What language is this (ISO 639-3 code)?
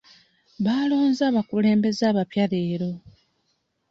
lug